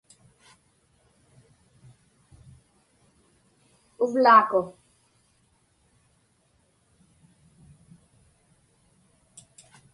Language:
Inupiaq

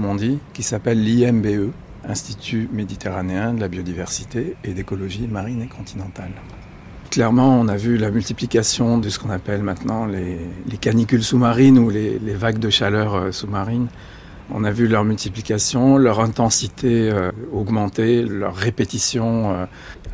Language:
French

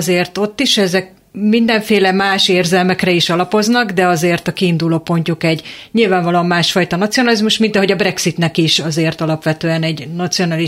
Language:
Hungarian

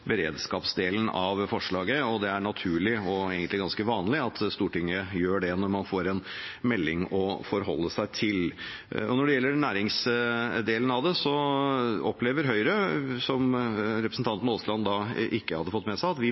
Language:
Norwegian Bokmål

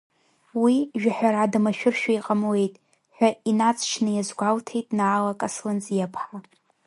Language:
Abkhazian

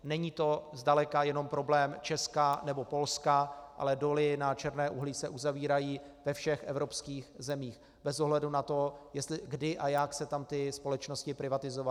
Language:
Czech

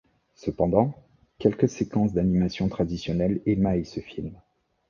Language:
French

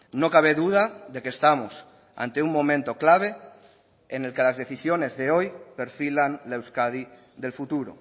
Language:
Spanish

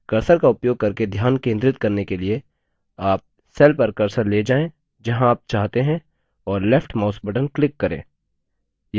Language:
Hindi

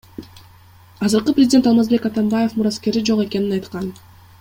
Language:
Kyrgyz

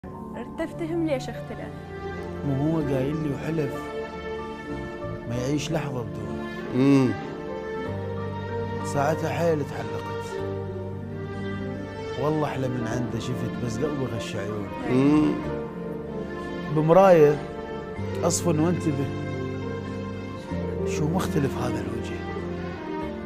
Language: Arabic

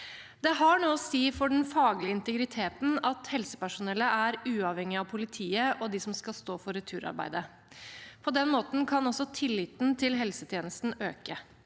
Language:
Norwegian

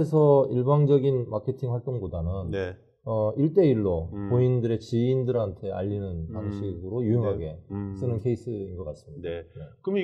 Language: Korean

